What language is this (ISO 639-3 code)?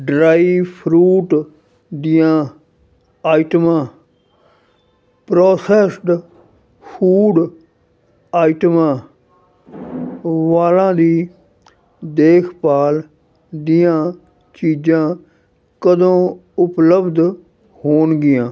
pan